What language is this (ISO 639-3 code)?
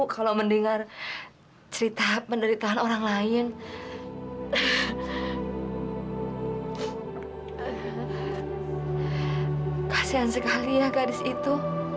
ind